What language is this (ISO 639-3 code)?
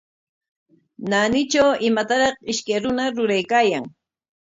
qwa